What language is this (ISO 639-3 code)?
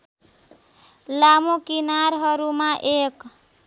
nep